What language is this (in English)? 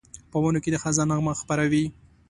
Pashto